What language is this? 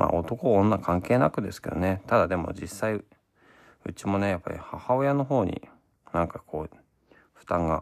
Japanese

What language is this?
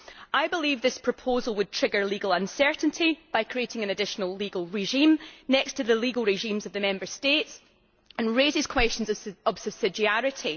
English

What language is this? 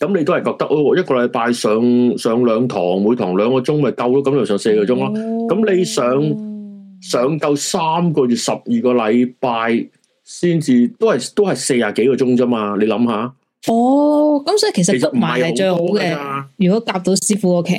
Chinese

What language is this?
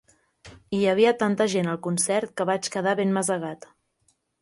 Catalan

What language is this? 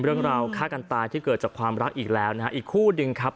Thai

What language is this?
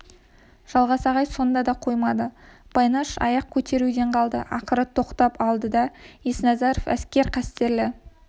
Kazakh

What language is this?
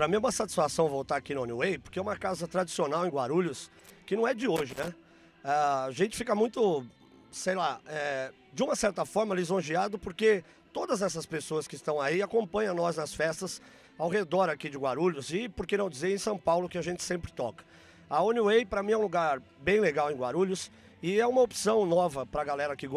Portuguese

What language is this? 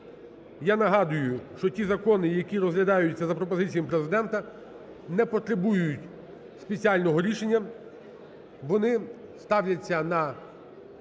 Ukrainian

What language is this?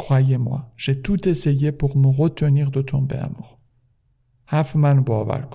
Persian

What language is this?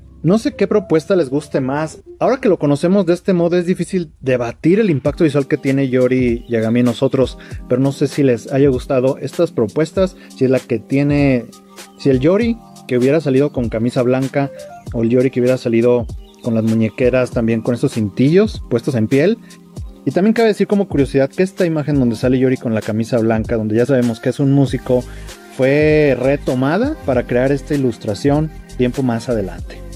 Spanish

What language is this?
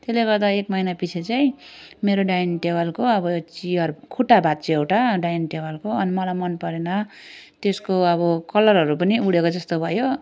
Nepali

